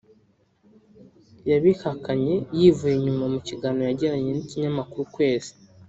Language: Kinyarwanda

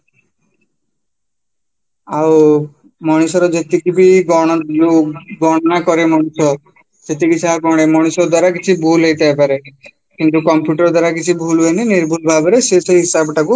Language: Odia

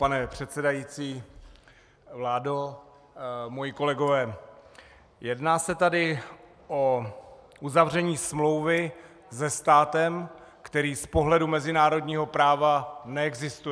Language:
Czech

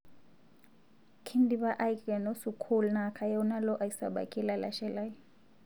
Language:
Masai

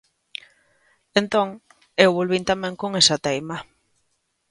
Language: Galician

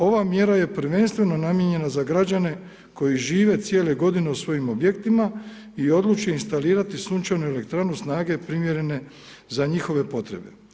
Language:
Croatian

